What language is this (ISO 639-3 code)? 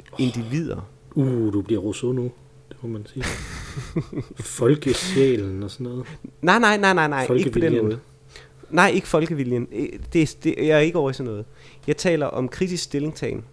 dan